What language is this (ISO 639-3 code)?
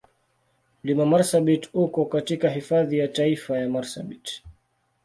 swa